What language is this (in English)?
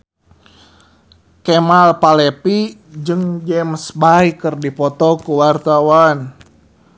Sundanese